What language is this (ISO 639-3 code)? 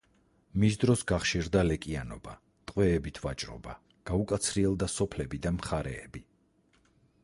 kat